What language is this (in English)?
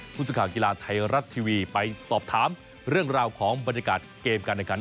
Thai